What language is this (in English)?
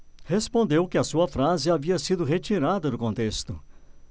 Portuguese